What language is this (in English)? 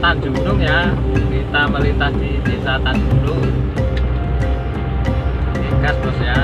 Indonesian